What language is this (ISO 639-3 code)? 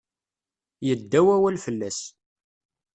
kab